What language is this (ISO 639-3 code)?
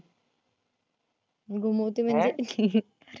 mar